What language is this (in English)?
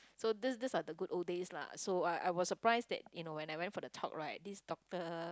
English